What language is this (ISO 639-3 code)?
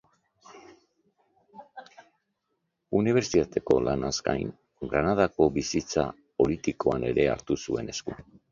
eus